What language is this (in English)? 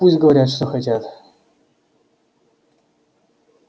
Russian